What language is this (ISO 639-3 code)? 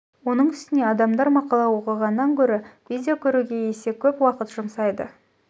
kaz